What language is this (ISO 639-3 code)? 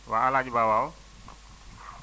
wol